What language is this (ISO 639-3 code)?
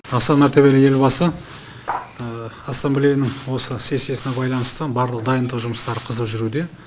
kaz